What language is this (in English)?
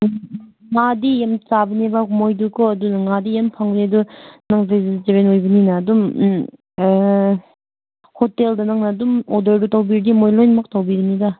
Manipuri